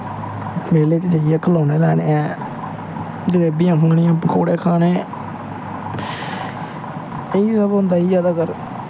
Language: Dogri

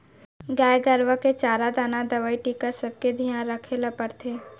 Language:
Chhattisgarhi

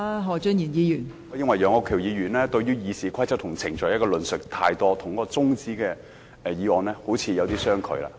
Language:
Cantonese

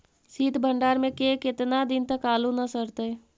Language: Magahi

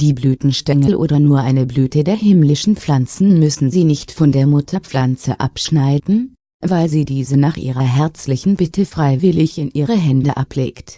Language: German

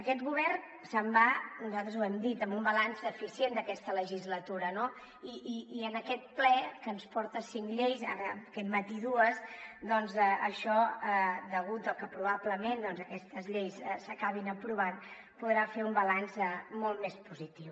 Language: Catalan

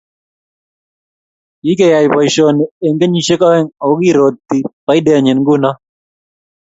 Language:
Kalenjin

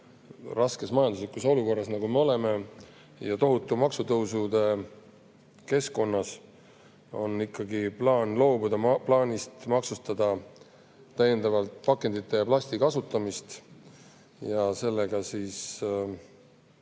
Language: Estonian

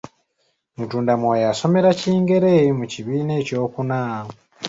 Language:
Ganda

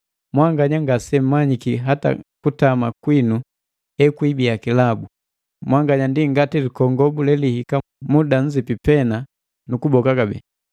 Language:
Matengo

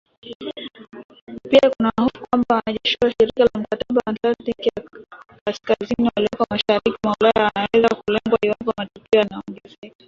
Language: Swahili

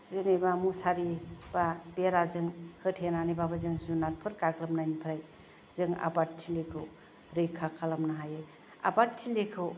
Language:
Bodo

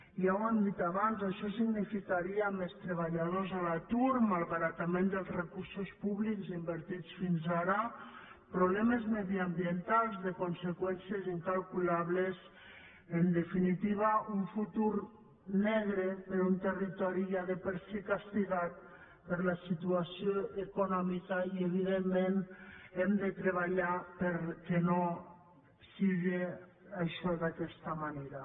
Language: Catalan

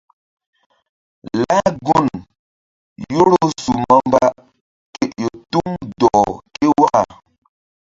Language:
Mbum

